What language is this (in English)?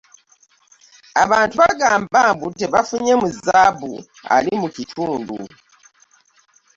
Ganda